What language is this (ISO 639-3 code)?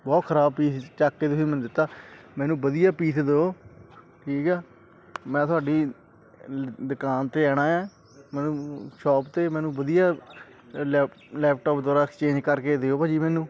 pan